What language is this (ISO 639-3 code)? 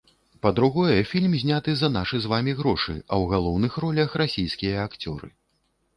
bel